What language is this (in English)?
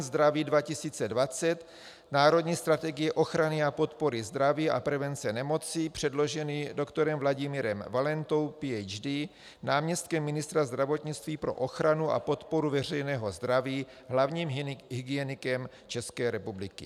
Czech